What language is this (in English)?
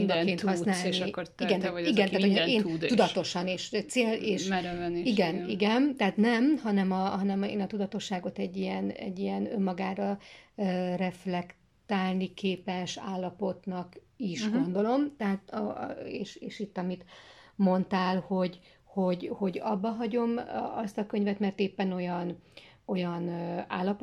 Hungarian